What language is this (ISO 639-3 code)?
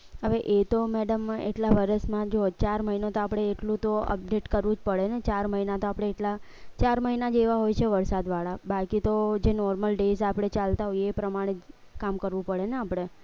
guj